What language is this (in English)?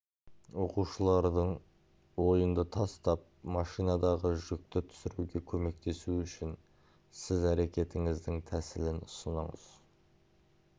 Kazakh